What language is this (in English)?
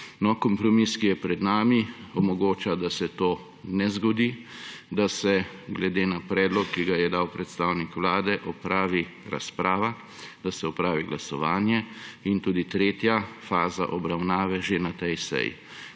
Slovenian